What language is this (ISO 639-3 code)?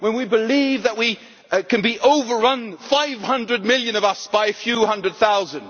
eng